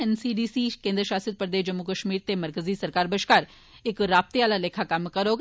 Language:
Dogri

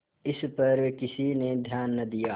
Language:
Hindi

